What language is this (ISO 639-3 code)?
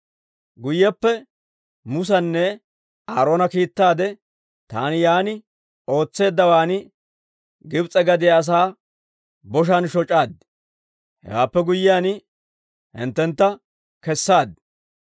dwr